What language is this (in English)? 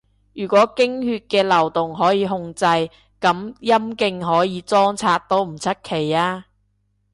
Cantonese